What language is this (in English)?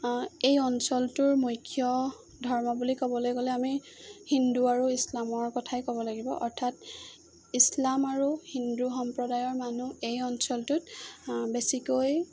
Assamese